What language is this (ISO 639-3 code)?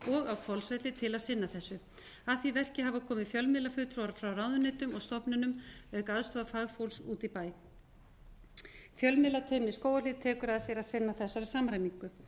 isl